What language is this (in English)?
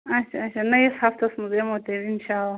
Kashmiri